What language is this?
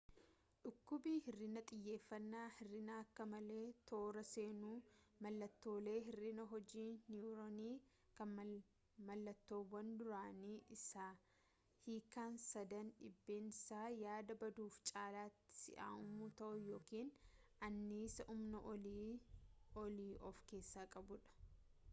Oromo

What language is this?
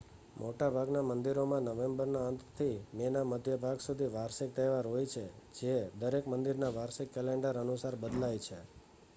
Gujarati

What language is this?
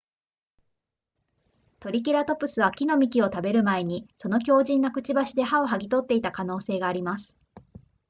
Japanese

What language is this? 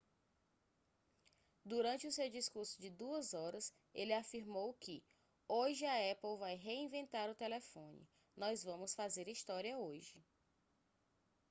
Portuguese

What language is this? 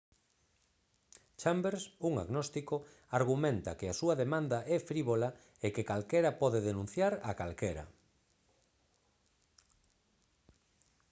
Galician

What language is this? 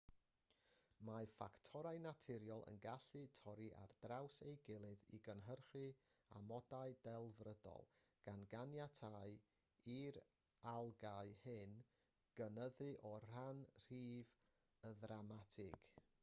Welsh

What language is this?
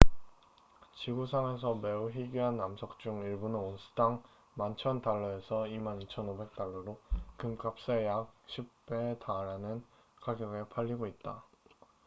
Korean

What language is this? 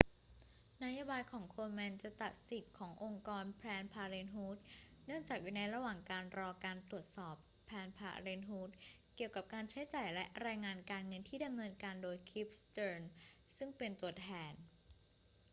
Thai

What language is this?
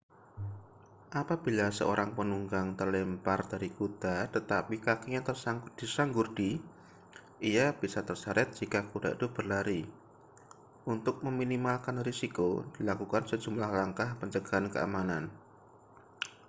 Indonesian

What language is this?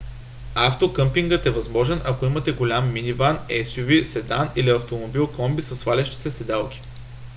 Bulgarian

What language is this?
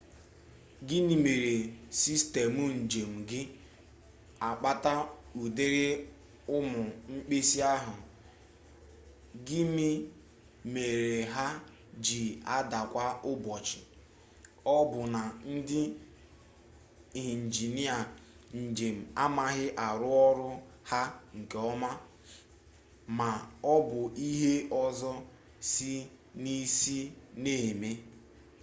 Igbo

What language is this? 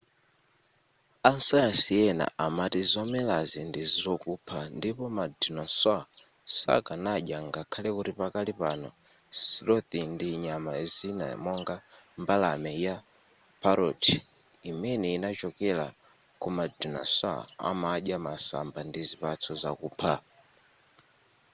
Nyanja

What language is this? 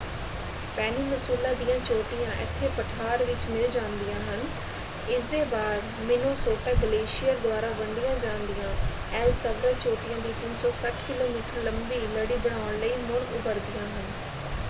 Punjabi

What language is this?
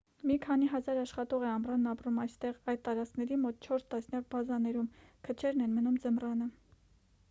Armenian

